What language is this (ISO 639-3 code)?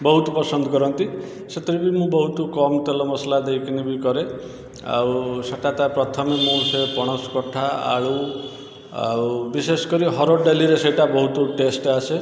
ori